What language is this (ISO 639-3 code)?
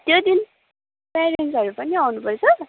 nep